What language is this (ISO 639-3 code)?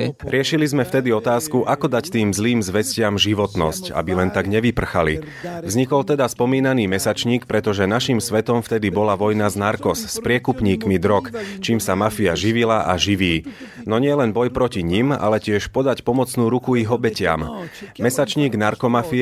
slk